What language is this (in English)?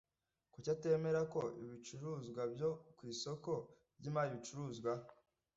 Kinyarwanda